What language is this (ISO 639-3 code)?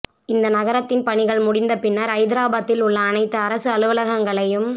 tam